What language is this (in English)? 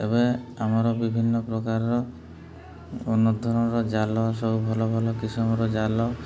Odia